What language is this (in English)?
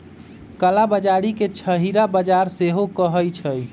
Magahi